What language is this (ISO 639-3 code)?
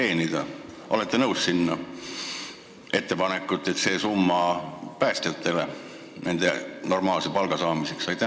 est